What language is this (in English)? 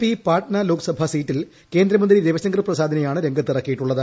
Malayalam